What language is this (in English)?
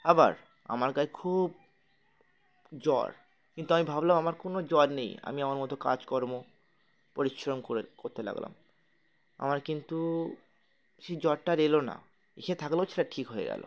Bangla